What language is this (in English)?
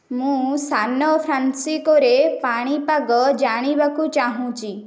Odia